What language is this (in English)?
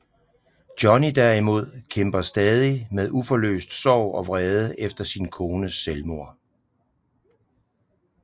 Danish